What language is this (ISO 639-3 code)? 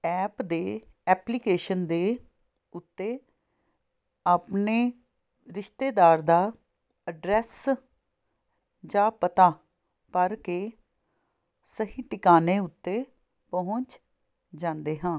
pan